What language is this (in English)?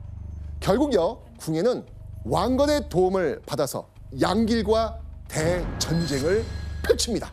Korean